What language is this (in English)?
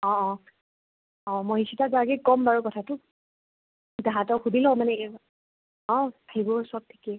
Assamese